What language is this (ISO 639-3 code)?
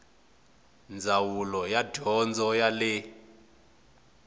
tso